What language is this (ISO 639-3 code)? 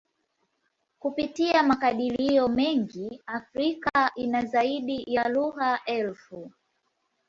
swa